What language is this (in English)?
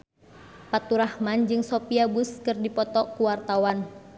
Sundanese